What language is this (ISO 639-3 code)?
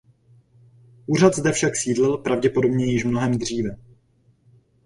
ces